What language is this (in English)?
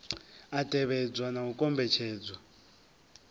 Venda